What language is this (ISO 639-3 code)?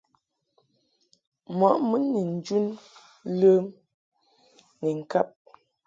mhk